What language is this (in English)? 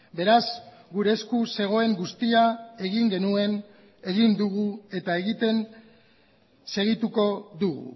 Basque